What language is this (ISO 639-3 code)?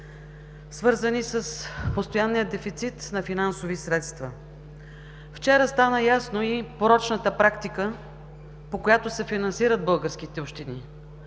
bul